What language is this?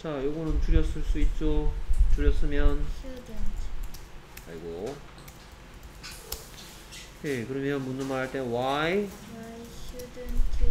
Korean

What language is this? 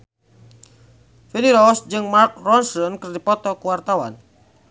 Sundanese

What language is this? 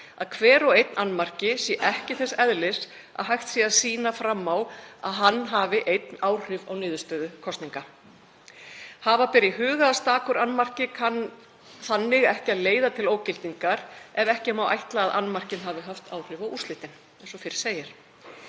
Icelandic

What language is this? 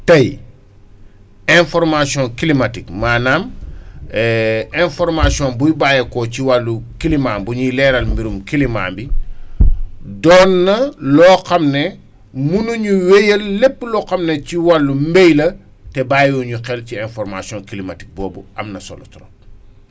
Wolof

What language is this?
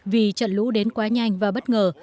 Vietnamese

